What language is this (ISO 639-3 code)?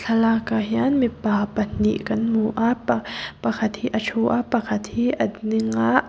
lus